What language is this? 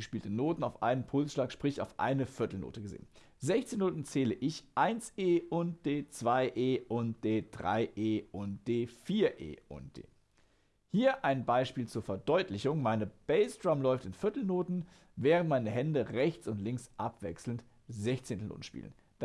German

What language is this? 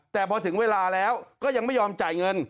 Thai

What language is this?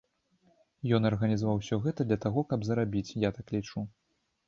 Belarusian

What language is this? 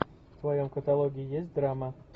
Russian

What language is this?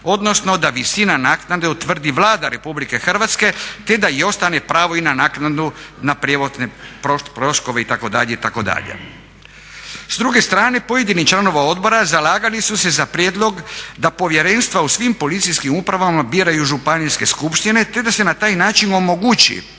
Croatian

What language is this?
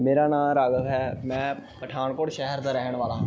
Punjabi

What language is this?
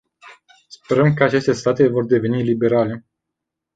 Romanian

